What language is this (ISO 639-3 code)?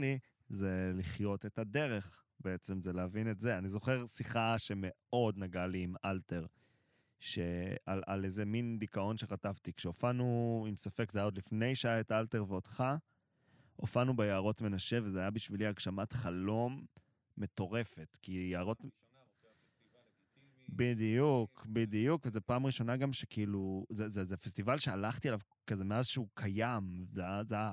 heb